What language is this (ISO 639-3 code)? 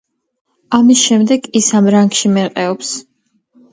kat